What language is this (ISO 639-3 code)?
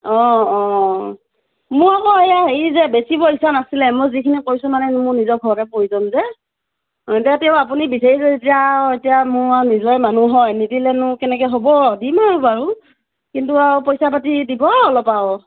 asm